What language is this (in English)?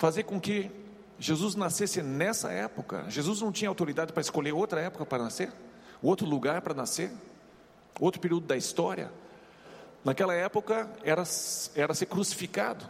Portuguese